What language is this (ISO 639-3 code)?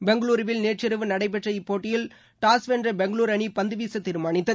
tam